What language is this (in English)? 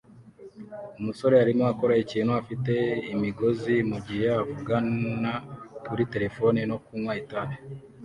Kinyarwanda